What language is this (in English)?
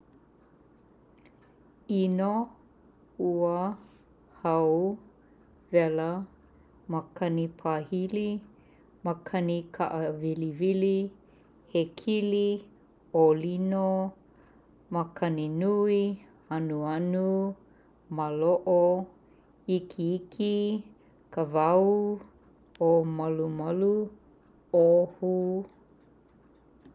Hawaiian